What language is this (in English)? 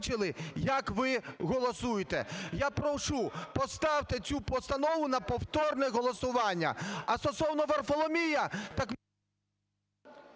Ukrainian